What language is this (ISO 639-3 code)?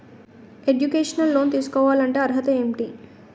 tel